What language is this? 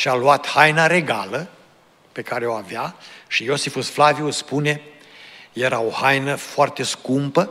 Romanian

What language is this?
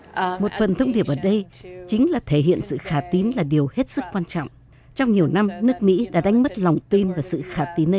Vietnamese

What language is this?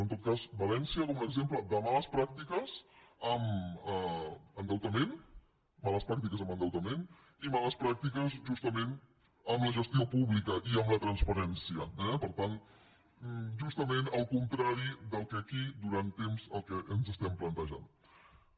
Catalan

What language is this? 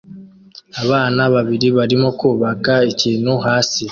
Kinyarwanda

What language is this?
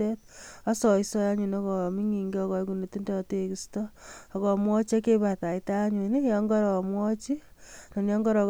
Kalenjin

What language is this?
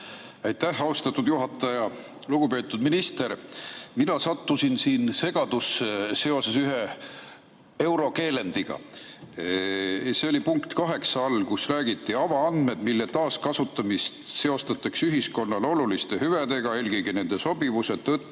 Estonian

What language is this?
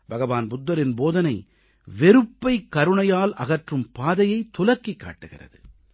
Tamil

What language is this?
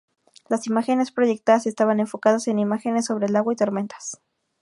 Spanish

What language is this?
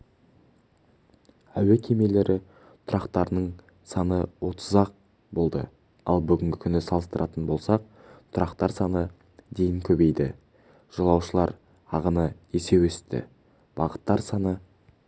Kazakh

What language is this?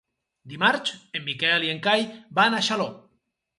Catalan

